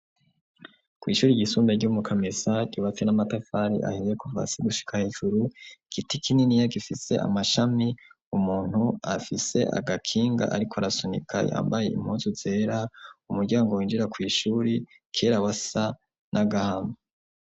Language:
Rundi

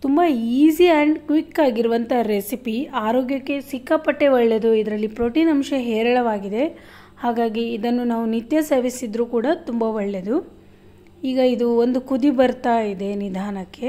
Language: Kannada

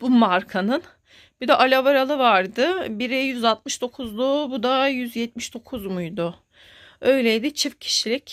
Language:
Turkish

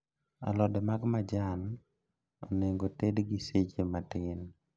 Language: Luo (Kenya and Tanzania)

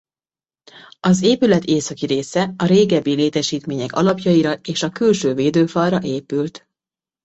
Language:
Hungarian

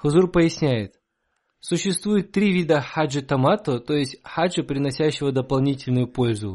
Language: Russian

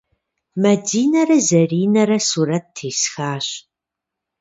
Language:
Kabardian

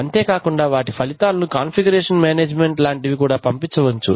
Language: Telugu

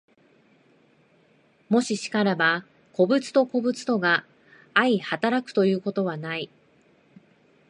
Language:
Japanese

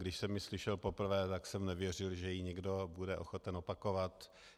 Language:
Czech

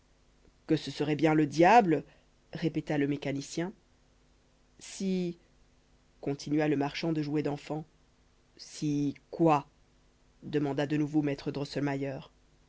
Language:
French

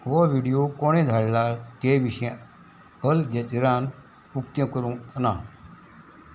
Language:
Konkani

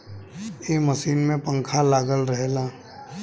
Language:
Bhojpuri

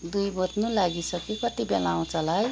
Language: Nepali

